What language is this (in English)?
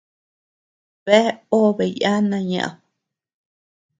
Tepeuxila Cuicatec